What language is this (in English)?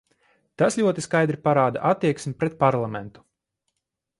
Latvian